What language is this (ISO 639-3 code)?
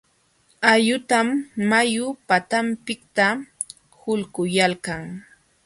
qxw